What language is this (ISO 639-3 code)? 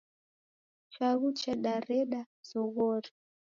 dav